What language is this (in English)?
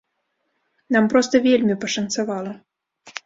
Belarusian